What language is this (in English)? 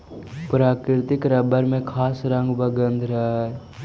Magahi